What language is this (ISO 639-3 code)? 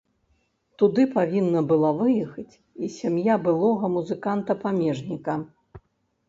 bel